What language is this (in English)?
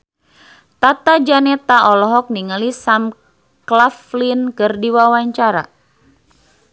Sundanese